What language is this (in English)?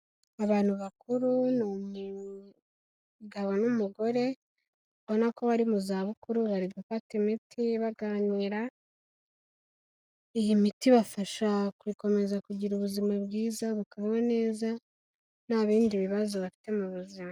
Kinyarwanda